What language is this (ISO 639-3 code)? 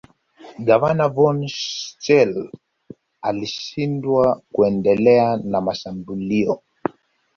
swa